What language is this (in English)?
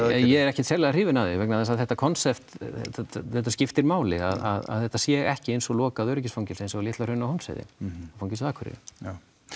Icelandic